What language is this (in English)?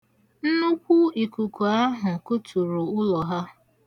Igbo